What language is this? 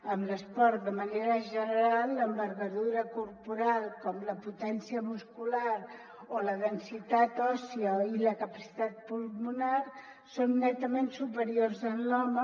Catalan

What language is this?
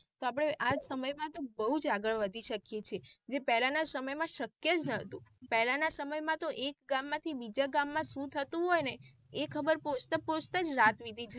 Gujarati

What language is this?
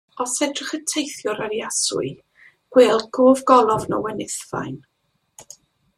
Welsh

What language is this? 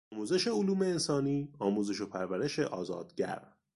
Persian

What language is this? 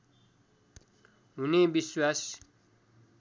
Nepali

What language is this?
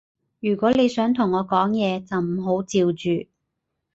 Cantonese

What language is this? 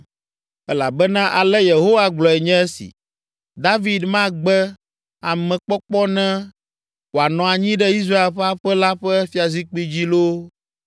Ewe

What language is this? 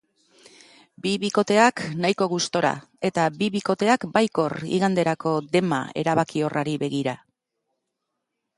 Basque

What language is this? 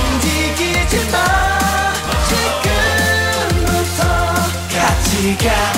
Polish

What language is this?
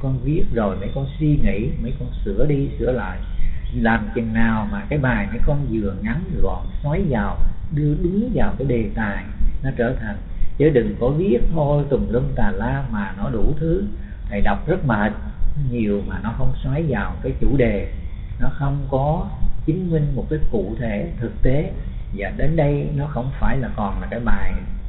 Vietnamese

